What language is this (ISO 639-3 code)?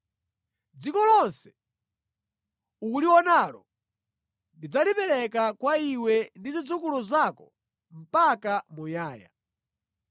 nya